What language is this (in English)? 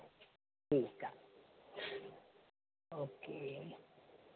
Sindhi